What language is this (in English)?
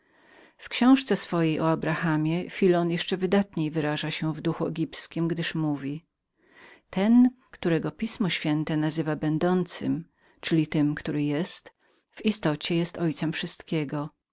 Polish